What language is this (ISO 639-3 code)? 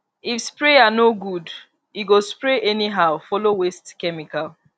pcm